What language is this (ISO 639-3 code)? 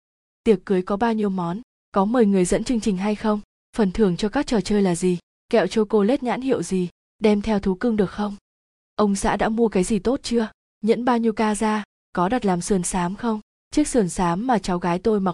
vie